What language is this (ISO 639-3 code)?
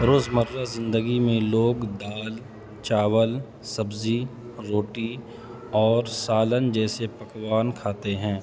urd